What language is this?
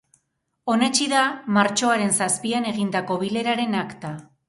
Basque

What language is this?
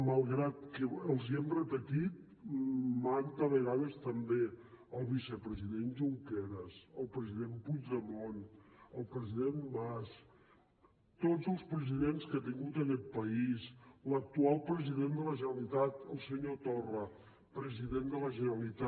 Catalan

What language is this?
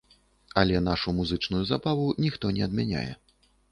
Belarusian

